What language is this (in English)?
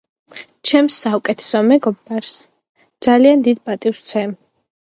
Georgian